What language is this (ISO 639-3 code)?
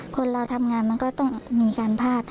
tha